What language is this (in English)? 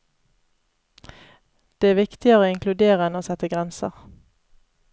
Norwegian